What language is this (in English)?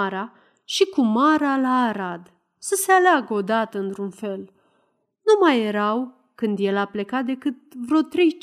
Romanian